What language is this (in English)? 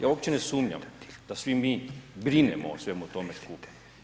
Croatian